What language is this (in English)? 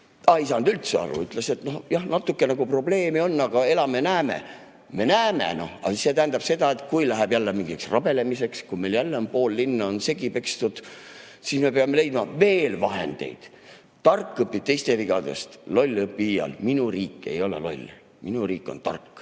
Estonian